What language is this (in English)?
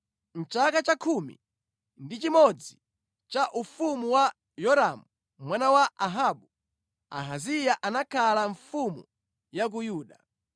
Nyanja